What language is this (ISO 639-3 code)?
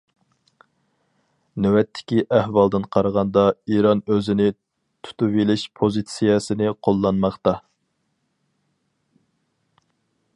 uig